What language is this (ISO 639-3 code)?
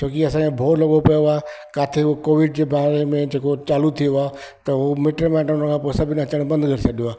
snd